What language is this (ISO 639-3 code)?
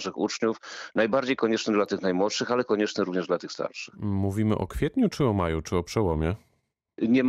pol